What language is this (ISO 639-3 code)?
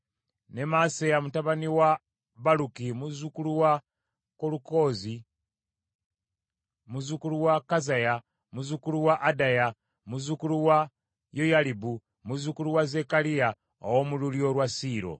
lug